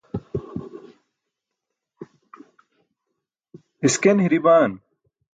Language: Burushaski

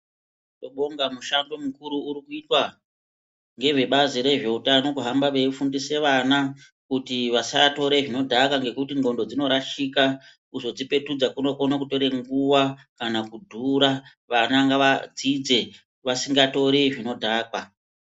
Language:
Ndau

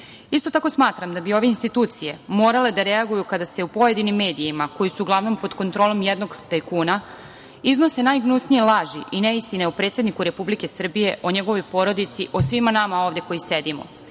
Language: Serbian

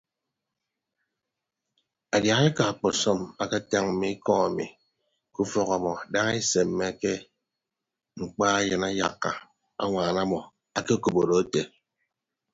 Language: Ibibio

